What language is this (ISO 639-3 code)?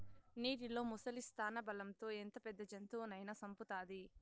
tel